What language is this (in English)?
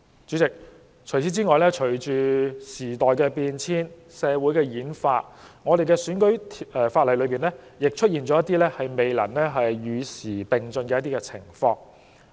Cantonese